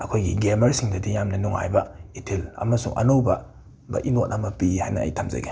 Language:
Manipuri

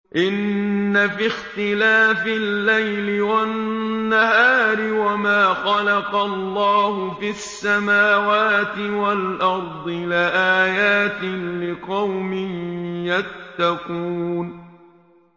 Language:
Arabic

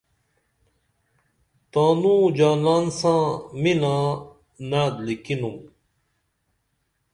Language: Dameli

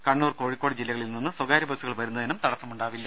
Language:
Malayalam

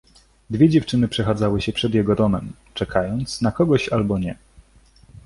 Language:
Polish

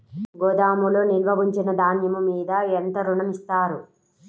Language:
Telugu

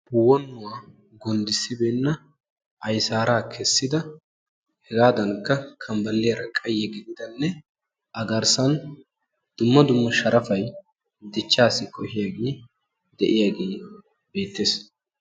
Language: Wolaytta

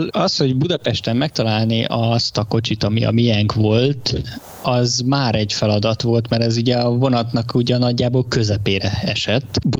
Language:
Hungarian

